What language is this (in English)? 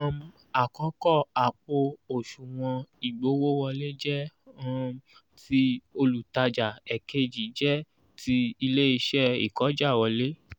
Yoruba